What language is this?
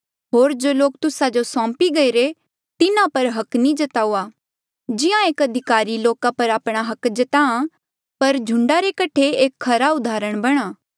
Mandeali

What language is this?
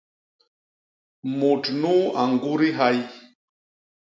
Basaa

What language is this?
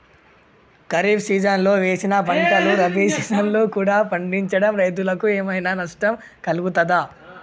Telugu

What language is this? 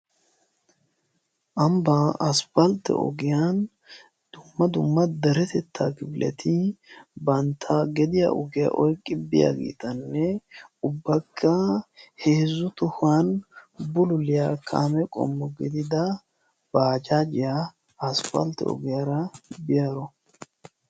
Wolaytta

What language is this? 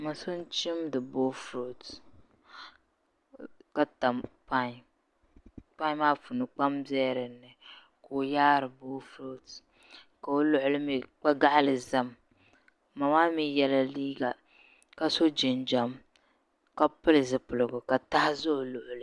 Dagbani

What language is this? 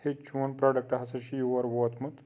Kashmiri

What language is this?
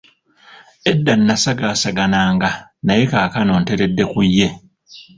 Ganda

